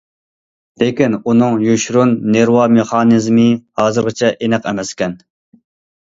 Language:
Uyghur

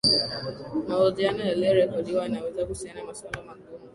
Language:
Swahili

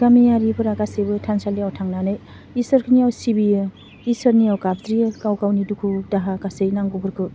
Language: Bodo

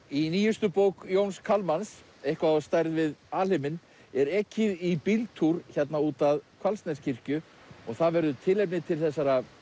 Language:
Icelandic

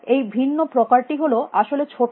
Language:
Bangla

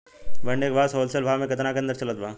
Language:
Bhojpuri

